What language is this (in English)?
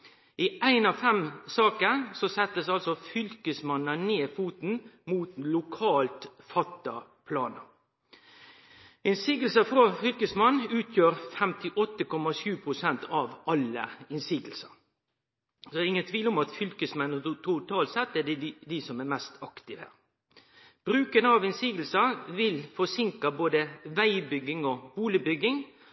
Norwegian Nynorsk